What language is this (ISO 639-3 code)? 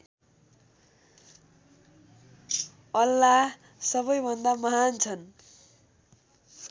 nep